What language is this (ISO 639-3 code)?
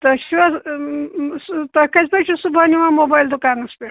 kas